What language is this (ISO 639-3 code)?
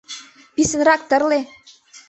chm